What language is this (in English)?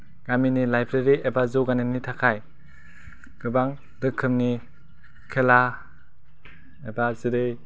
Bodo